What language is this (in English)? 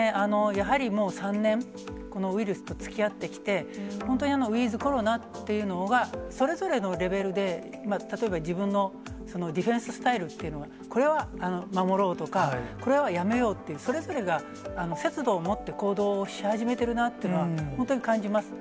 Japanese